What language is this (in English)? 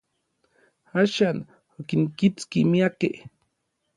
Orizaba Nahuatl